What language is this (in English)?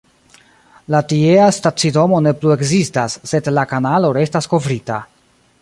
Esperanto